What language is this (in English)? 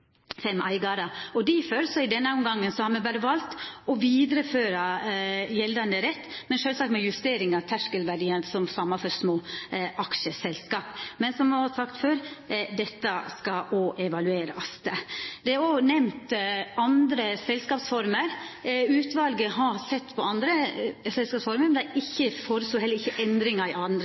Norwegian Nynorsk